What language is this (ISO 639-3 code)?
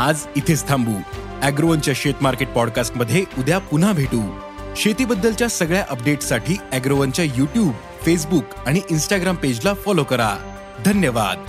mar